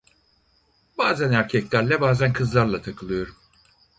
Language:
Turkish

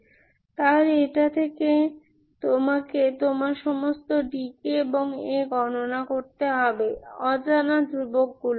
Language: Bangla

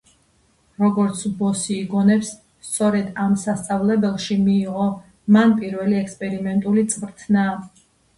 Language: Georgian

